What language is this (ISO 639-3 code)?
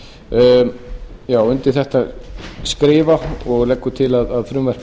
isl